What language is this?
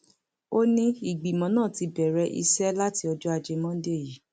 Yoruba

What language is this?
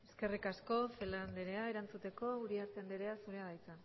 Basque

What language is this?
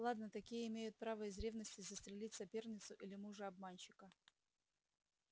Russian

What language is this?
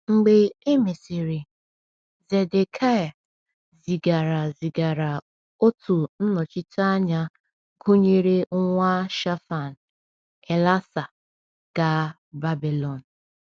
Igbo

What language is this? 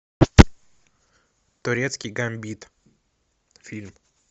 Russian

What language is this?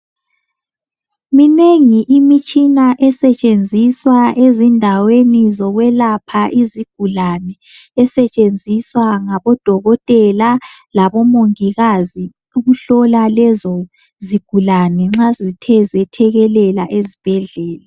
North Ndebele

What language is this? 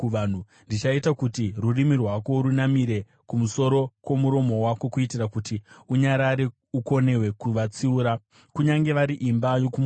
Shona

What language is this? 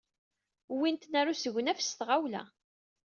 Kabyle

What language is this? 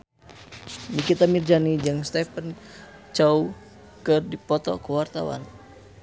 Sundanese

